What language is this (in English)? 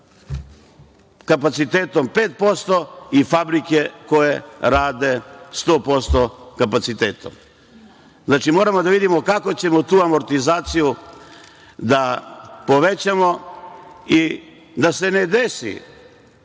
Serbian